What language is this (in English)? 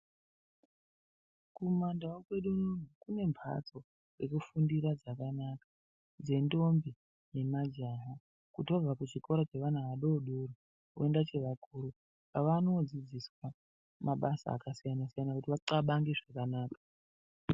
Ndau